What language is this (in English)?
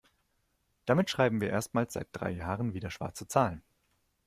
German